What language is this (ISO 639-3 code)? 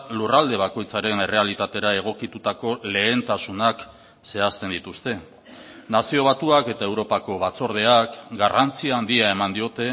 eus